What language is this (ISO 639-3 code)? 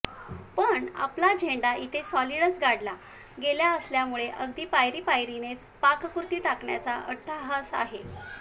mar